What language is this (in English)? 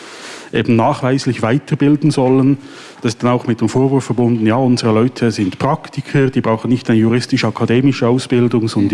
German